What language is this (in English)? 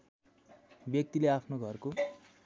Nepali